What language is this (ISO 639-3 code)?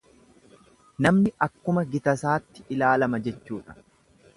orm